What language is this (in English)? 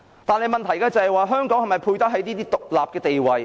Cantonese